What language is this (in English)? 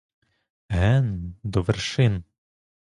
Ukrainian